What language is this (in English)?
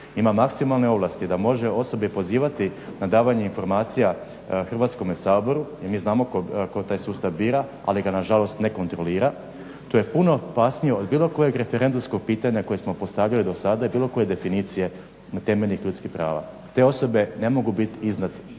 Croatian